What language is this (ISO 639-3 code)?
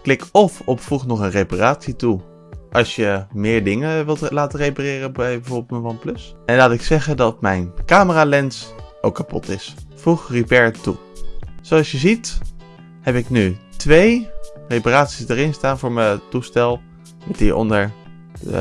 nld